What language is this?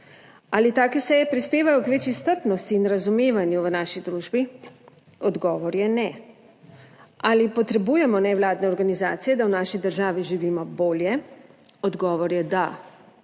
Slovenian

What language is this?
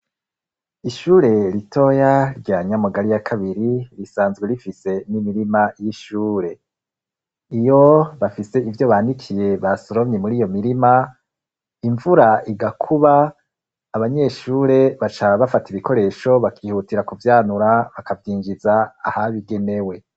Rundi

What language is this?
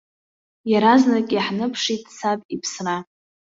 Abkhazian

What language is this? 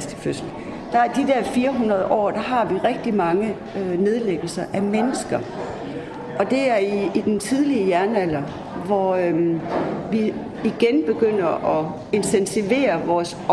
Danish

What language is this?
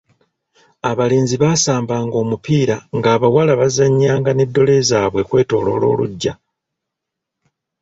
Ganda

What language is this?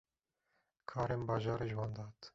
Kurdish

